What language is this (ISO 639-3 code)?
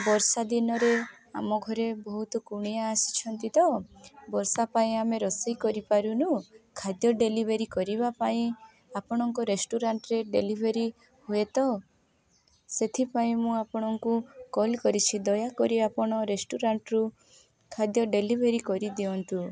ori